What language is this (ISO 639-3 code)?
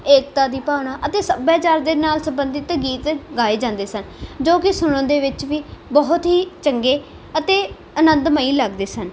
pan